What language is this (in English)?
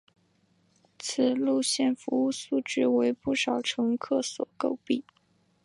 Chinese